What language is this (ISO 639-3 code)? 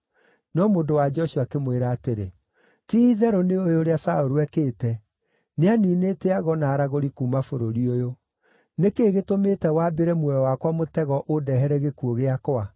kik